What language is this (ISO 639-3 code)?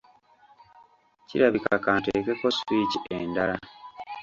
lug